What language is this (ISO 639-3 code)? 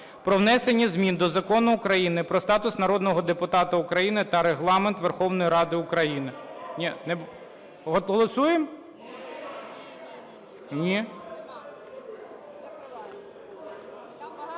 ukr